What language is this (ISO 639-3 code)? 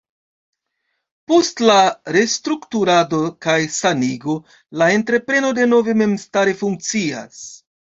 epo